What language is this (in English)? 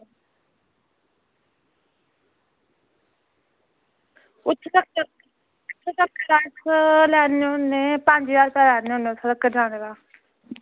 Dogri